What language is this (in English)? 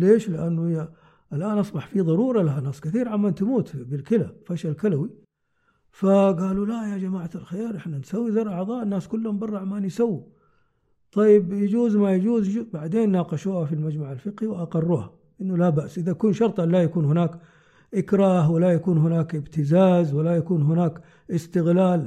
Arabic